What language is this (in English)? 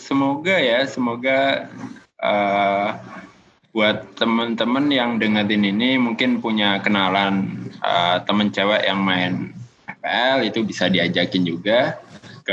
Indonesian